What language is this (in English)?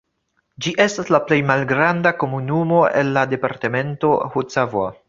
Esperanto